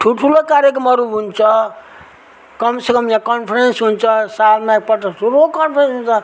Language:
Nepali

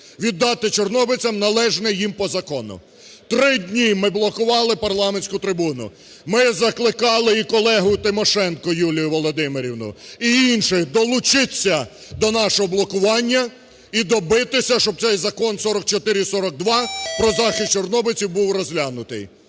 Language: Ukrainian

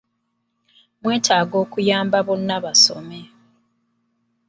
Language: Ganda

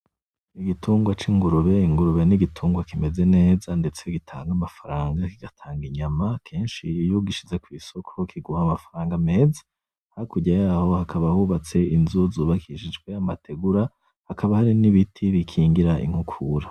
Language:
Rundi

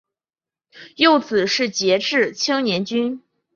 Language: Chinese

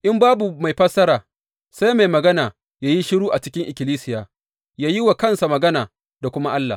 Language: Hausa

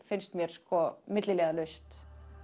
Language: Icelandic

